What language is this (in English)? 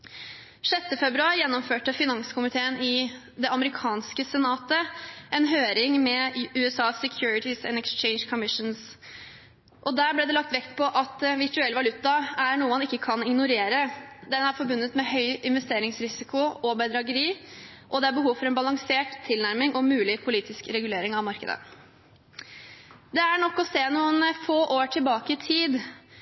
Norwegian Bokmål